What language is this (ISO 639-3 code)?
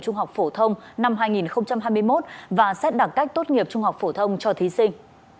vie